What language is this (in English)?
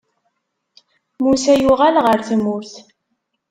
Kabyle